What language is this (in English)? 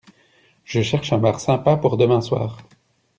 French